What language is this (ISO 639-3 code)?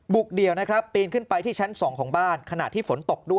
tha